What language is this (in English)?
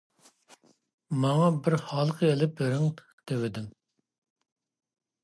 Uyghur